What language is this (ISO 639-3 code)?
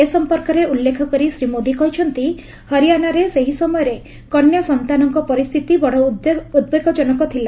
ori